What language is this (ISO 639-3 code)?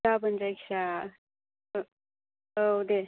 brx